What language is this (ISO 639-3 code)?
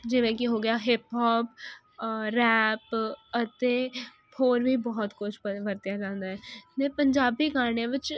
pan